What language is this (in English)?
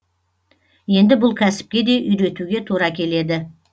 Kazakh